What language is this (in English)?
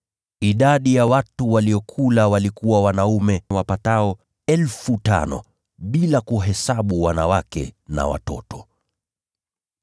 Swahili